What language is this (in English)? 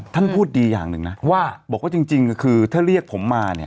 Thai